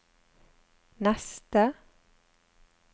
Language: Norwegian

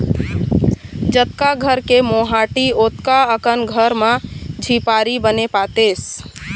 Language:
Chhattisgarhi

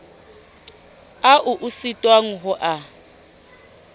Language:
Southern Sotho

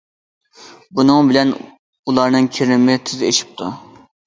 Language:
Uyghur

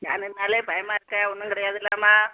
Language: Tamil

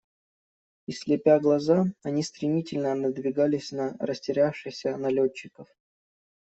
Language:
Russian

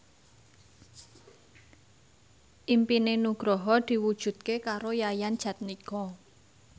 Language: Javanese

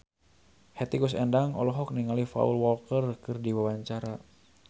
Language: Sundanese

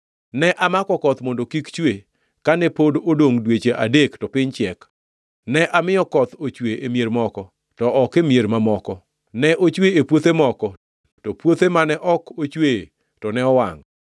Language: Luo (Kenya and Tanzania)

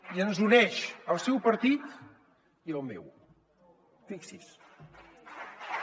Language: Catalan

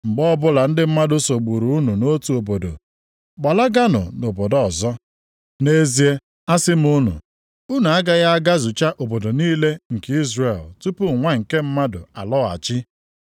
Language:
Igbo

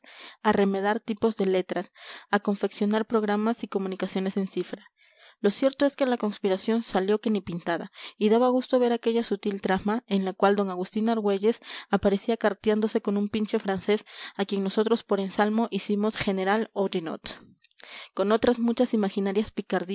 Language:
Spanish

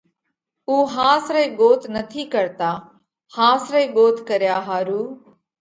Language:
Parkari Koli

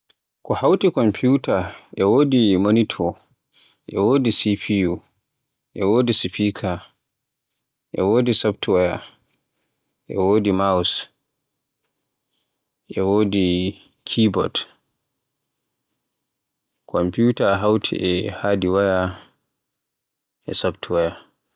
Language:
Borgu Fulfulde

